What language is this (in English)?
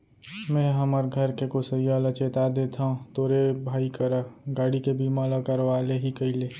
Chhattisgarhi